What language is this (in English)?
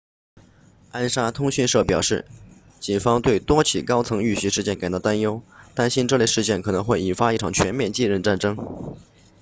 Chinese